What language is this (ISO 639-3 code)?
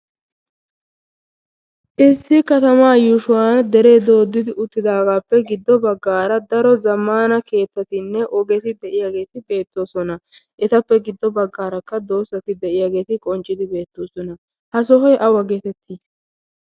wal